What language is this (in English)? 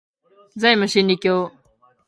Japanese